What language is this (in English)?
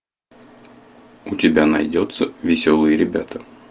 Russian